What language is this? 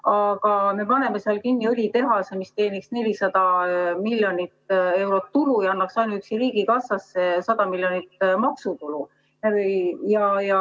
Estonian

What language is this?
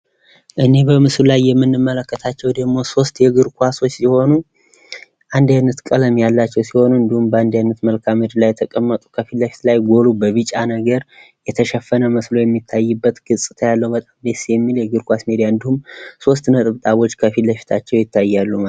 Amharic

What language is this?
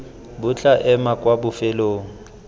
Tswana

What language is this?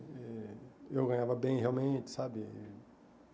Portuguese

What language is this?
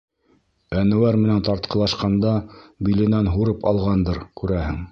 Bashkir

